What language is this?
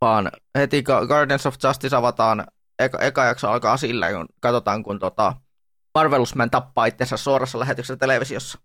Finnish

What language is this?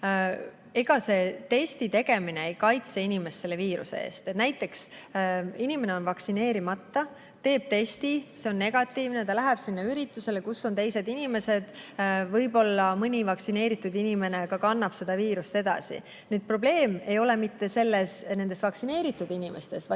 Estonian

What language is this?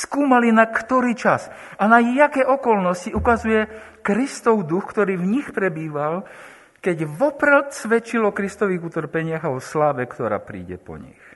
Slovak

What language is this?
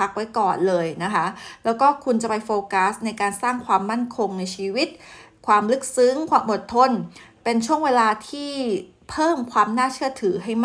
Thai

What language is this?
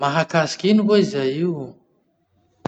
Masikoro Malagasy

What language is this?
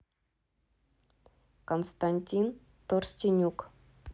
Russian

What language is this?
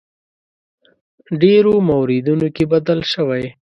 Pashto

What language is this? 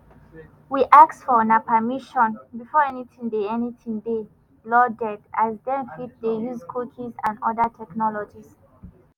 Nigerian Pidgin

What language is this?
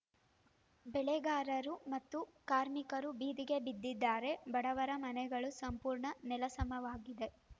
Kannada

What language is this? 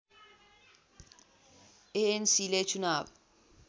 Nepali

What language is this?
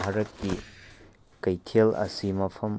Manipuri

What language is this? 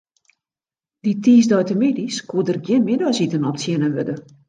Western Frisian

